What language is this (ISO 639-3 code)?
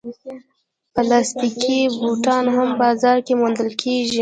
pus